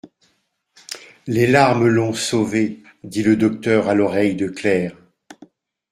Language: French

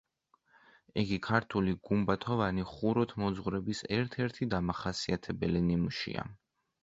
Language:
Georgian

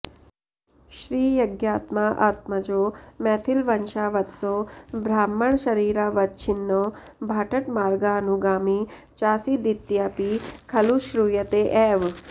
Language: Sanskrit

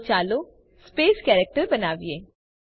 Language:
Gujarati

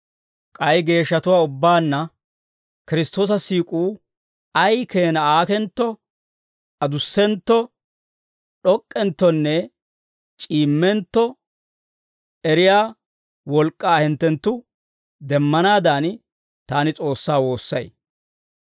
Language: Dawro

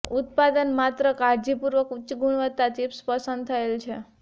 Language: Gujarati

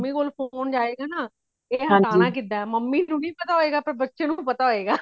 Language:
Punjabi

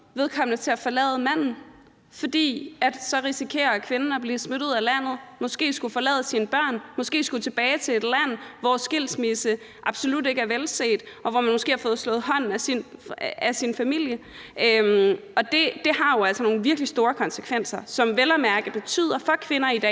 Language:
Danish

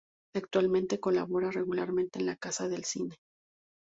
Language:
Spanish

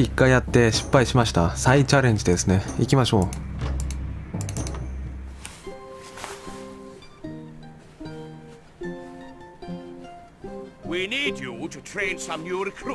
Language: Japanese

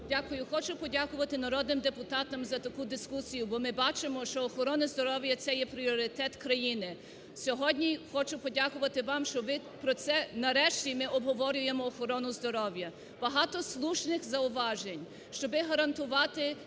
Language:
Ukrainian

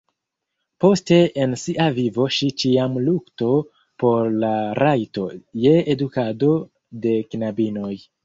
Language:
Esperanto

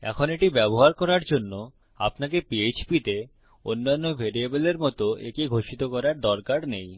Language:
Bangla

